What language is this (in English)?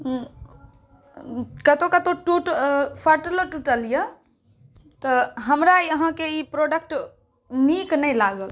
Maithili